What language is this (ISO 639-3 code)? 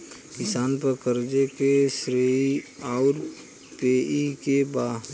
bho